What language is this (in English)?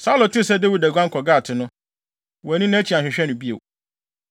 Akan